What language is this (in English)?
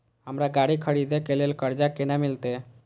Maithili